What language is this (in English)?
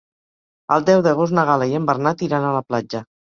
Catalan